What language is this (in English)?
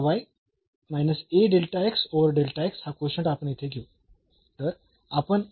Marathi